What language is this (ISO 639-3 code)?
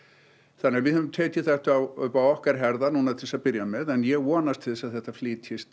isl